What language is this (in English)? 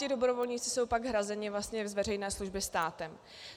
Czech